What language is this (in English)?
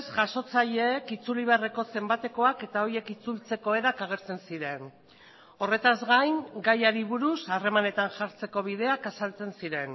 Basque